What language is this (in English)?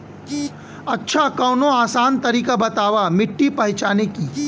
Bhojpuri